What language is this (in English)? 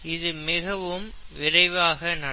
Tamil